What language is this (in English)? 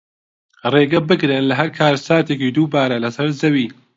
Central Kurdish